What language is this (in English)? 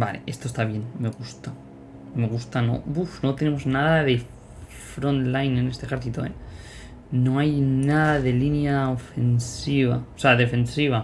Spanish